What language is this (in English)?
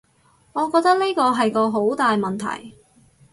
Cantonese